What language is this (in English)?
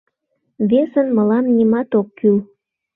Mari